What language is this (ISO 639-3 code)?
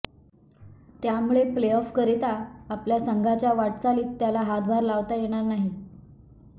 mar